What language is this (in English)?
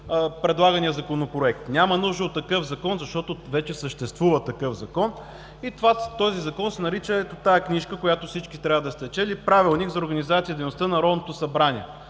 Bulgarian